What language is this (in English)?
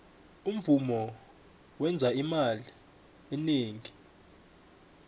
South Ndebele